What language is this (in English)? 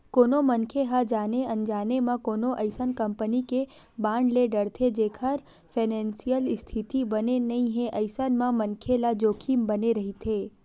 Chhattisgarhi